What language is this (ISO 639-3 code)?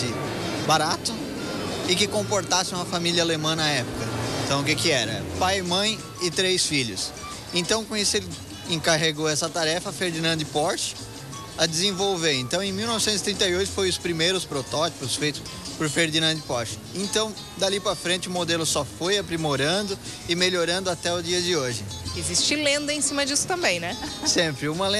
por